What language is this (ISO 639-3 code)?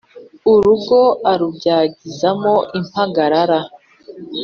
kin